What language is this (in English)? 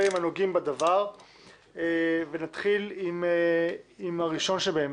Hebrew